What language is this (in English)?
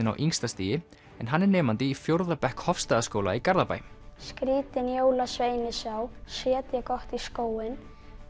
Icelandic